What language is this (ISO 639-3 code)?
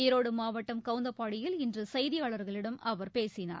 tam